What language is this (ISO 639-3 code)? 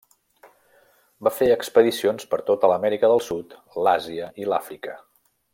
cat